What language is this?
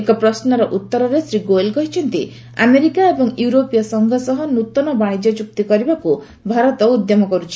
Odia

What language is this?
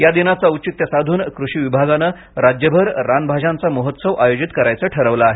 Marathi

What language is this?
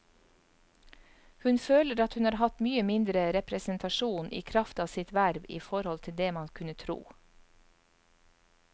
Norwegian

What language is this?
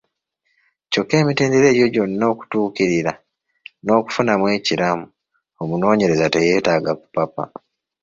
Ganda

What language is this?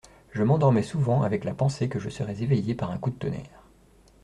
French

